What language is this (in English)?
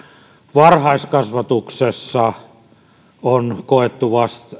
Finnish